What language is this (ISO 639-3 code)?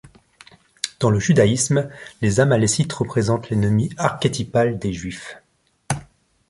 fra